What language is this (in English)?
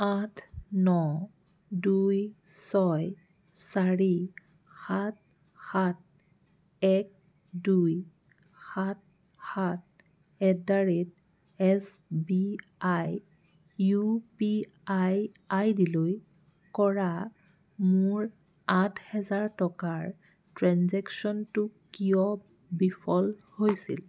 Assamese